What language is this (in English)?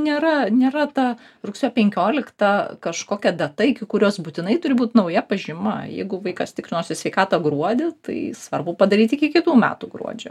Lithuanian